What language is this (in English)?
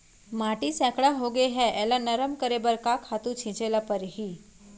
Chhattisgarhi